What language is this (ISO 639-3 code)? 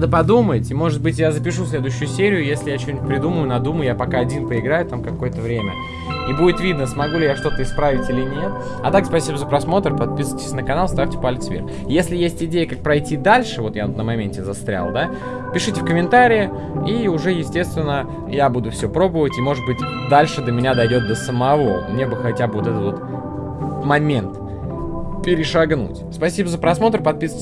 rus